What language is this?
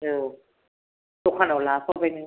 Bodo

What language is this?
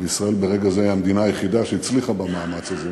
Hebrew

